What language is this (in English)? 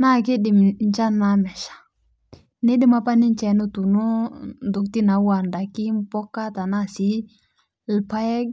Masai